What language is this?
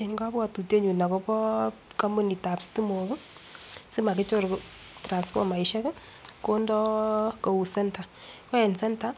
Kalenjin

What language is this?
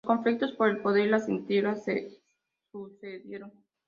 Spanish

